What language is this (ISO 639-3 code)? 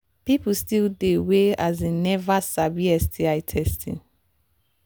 pcm